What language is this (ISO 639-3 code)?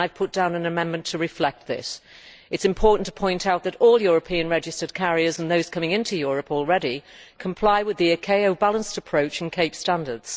eng